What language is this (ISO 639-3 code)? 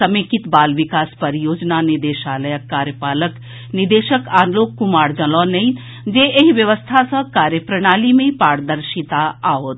mai